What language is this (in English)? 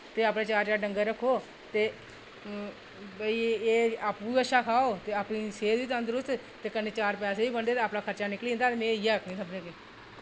Dogri